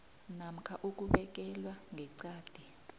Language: South Ndebele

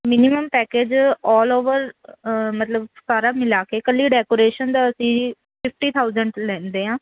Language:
Punjabi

